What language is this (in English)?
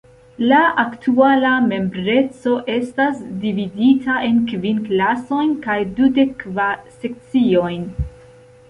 Esperanto